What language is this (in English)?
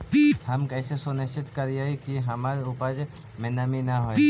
Magahi